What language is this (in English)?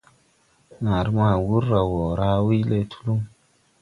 Tupuri